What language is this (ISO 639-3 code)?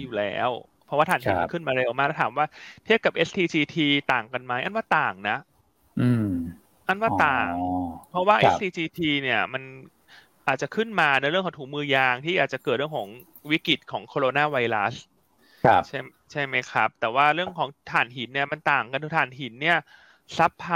tha